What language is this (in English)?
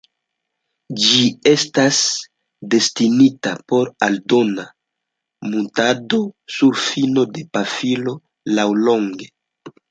Esperanto